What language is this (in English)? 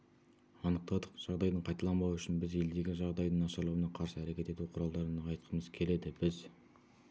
Kazakh